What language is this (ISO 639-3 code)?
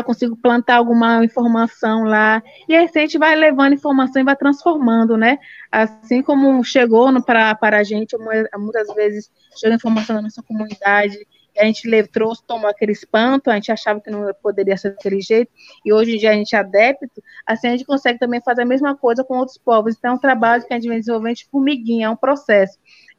por